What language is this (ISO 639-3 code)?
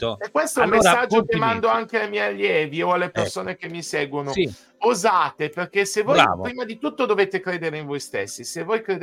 ita